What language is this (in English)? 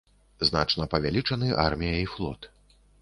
Belarusian